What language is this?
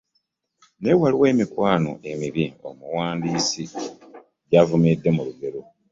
Ganda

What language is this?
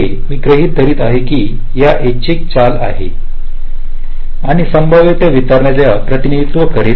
Marathi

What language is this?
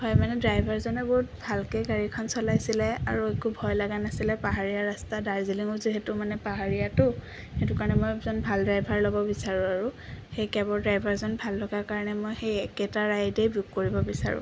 Assamese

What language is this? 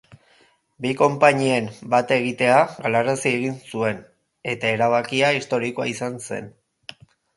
Basque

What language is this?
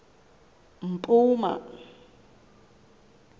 Xhosa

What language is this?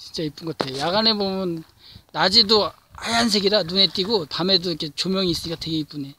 Korean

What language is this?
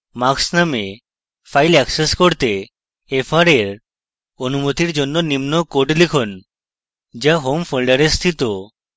Bangla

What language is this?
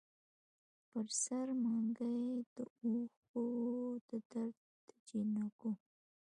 Pashto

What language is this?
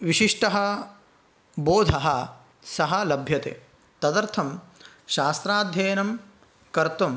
Sanskrit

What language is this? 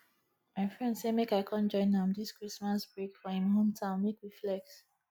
Nigerian Pidgin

